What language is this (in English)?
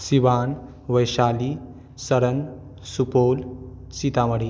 Maithili